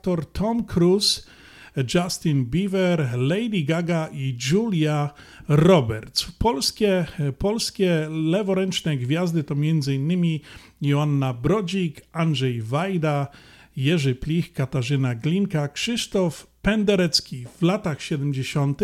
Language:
Polish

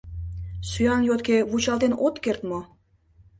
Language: Mari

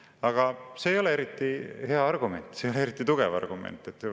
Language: Estonian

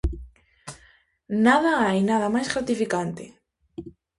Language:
Galician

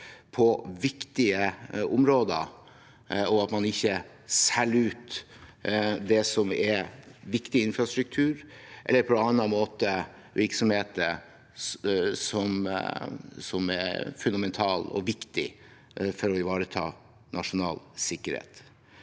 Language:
Norwegian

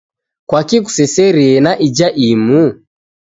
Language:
Taita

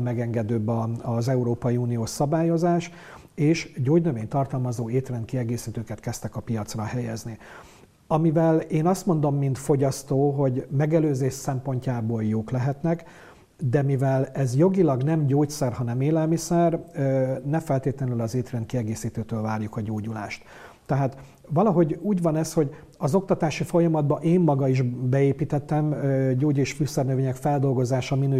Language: Hungarian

